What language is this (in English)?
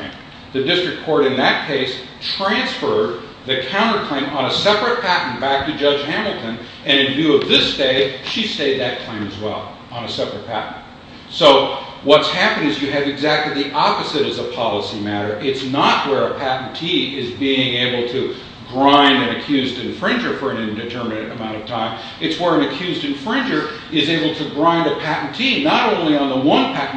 English